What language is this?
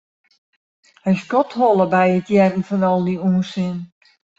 Western Frisian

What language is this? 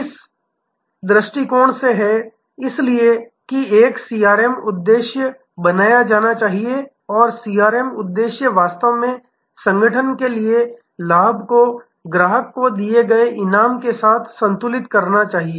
Hindi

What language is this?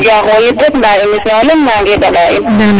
Serer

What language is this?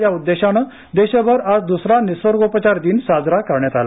Marathi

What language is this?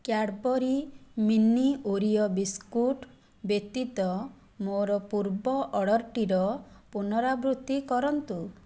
Odia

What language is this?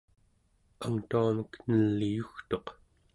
Central Yupik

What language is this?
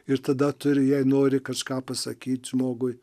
Lithuanian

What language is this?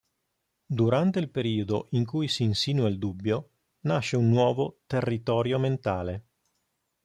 Italian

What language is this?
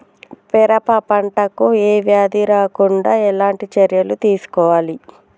Telugu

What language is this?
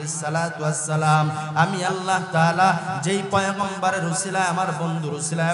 Arabic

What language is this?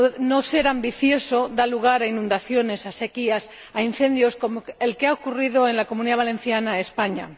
Spanish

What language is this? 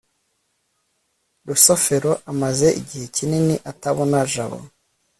Kinyarwanda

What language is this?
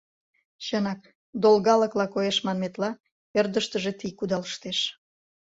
Mari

